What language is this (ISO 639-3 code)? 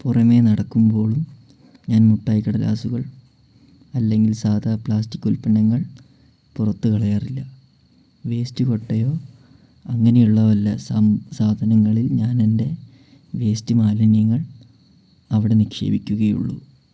mal